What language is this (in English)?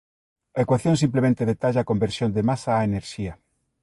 Galician